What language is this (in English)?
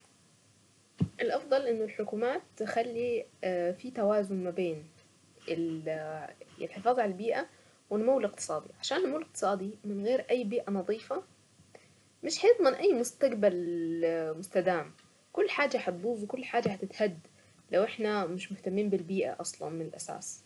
Saidi Arabic